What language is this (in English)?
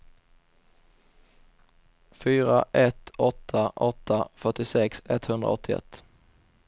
Swedish